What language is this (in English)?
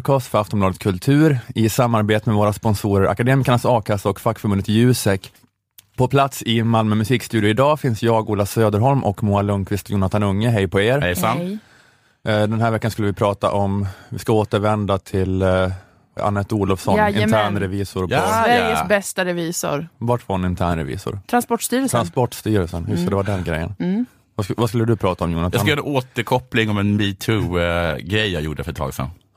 Swedish